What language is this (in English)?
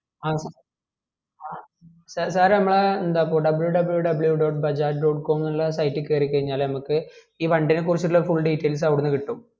Malayalam